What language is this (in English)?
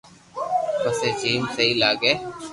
Loarki